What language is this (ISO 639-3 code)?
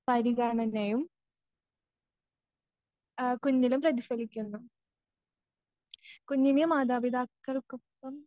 mal